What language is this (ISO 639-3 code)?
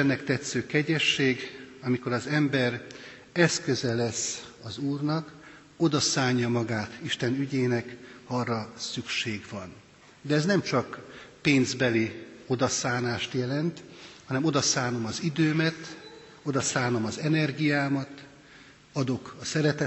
hun